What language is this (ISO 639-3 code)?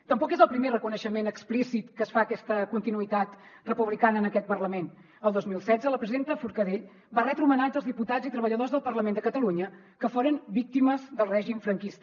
cat